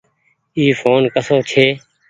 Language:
Goaria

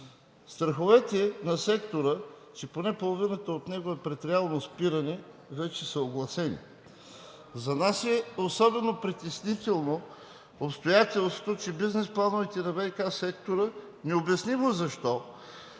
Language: Bulgarian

